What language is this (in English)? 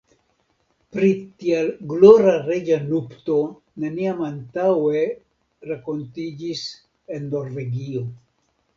Esperanto